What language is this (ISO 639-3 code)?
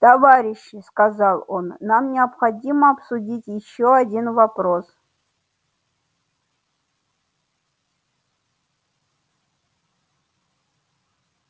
rus